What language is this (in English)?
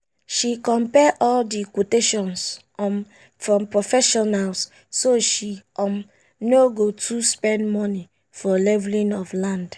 Nigerian Pidgin